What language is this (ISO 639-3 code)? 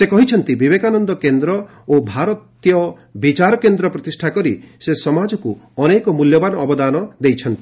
ori